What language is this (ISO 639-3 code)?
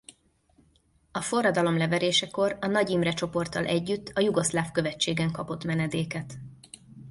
hun